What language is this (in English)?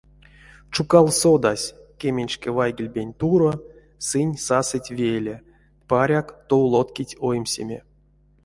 Erzya